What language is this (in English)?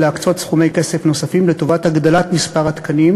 Hebrew